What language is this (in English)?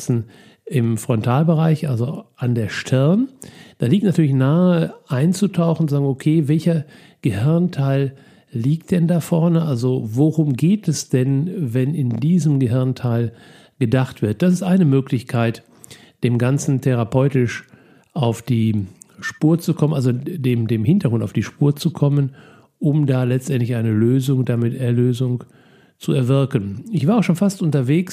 German